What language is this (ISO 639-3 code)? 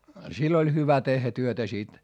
fin